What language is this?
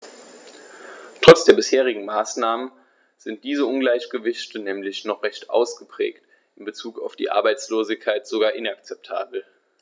German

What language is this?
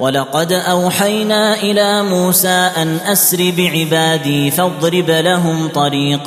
Arabic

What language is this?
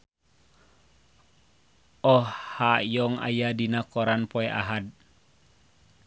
Sundanese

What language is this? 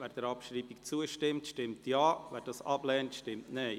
Swiss German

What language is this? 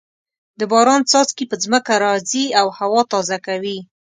Pashto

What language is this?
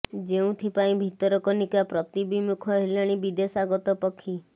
Odia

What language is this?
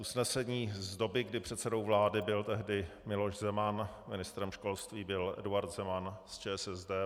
Czech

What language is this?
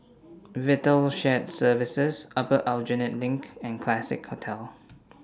English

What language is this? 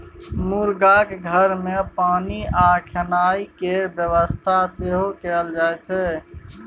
Maithili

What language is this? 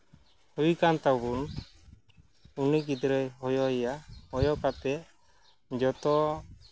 Santali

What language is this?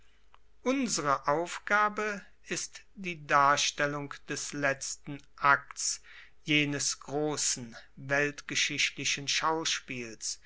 German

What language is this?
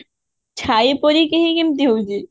Odia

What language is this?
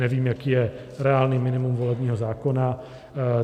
Czech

